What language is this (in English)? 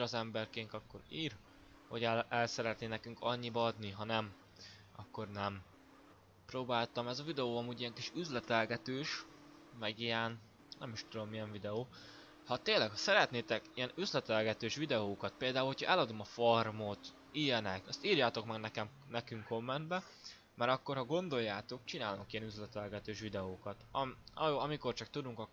Hungarian